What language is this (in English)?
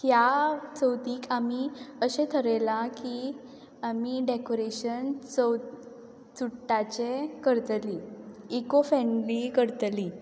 Konkani